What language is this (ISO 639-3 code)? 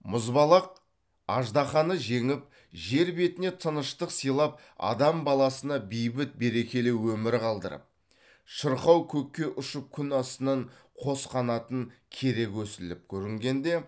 kaz